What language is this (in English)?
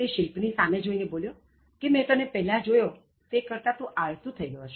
Gujarati